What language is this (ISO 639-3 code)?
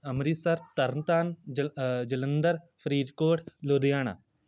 pan